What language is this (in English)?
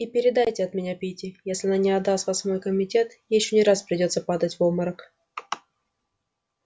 Russian